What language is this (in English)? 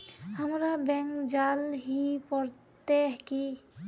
Magahi